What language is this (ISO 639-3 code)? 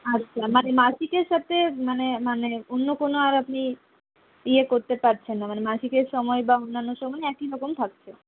ben